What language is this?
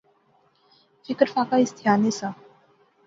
Pahari-Potwari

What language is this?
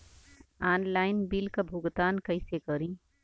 Bhojpuri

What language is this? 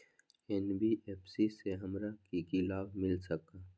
Magahi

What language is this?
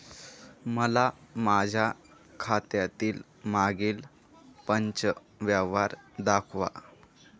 Marathi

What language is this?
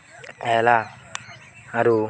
Odia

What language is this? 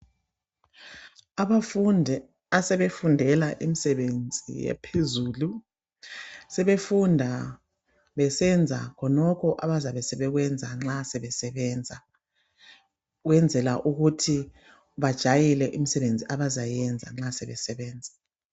North Ndebele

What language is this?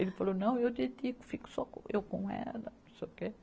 Portuguese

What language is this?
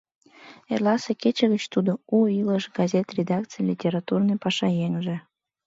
Mari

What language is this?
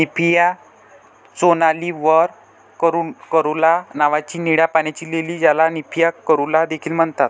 Marathi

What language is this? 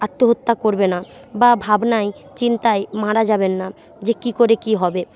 Bangla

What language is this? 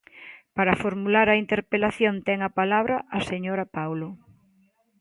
Galician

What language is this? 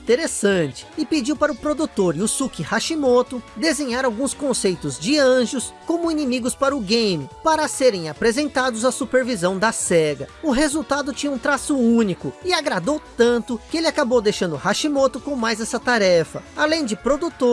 Portuguese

